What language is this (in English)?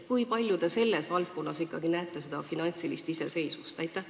Estonian